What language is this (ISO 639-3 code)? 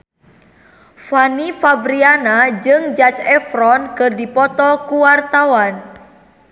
sun